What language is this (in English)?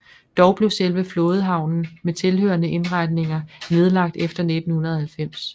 Danish